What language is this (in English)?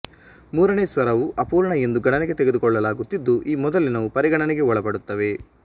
Kannada